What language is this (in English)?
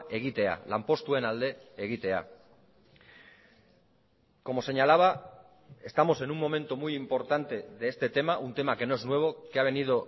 Spanish